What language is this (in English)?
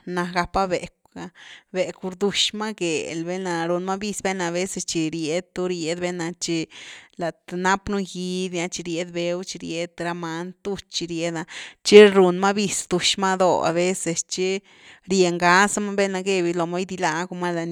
Güilá Zapotec